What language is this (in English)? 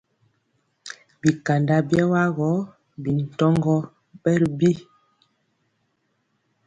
Mpiemo